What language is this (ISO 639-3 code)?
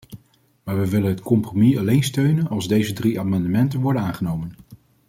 nld